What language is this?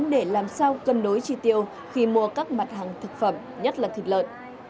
Vietnamese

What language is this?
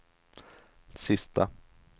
Swedish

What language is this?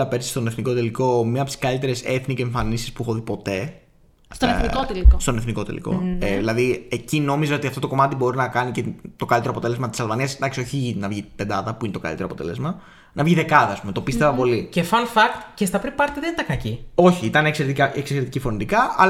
Greek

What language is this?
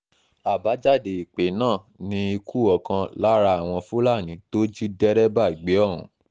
Yoruba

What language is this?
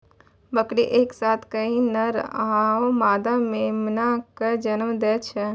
Maithili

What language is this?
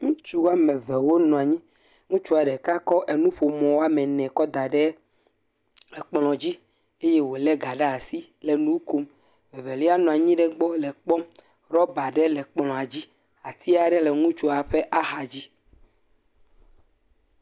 Ewe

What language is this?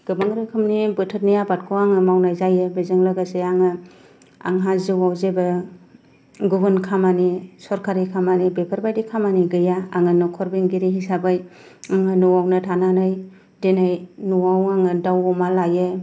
Bodo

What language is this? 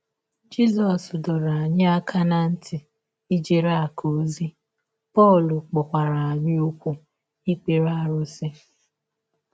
Igbo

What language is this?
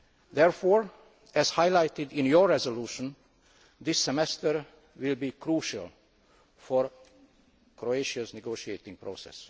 English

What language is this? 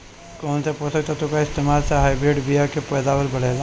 Bhojpuri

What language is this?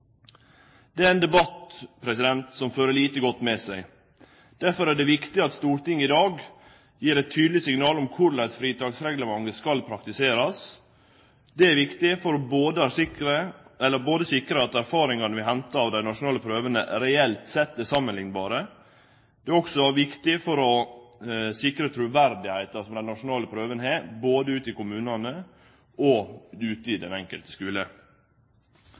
Norwegian Nynorsk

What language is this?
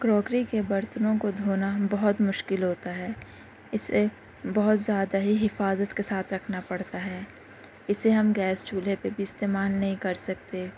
Urdu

